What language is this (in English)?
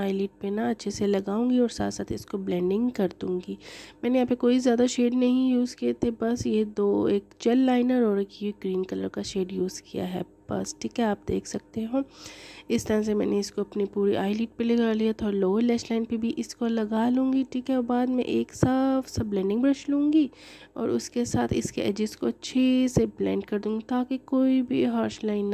Hindi